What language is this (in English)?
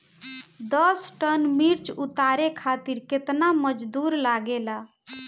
Bhojpuri